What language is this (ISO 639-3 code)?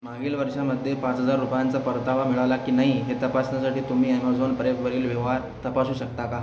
mar